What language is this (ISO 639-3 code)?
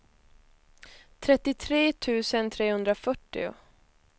swe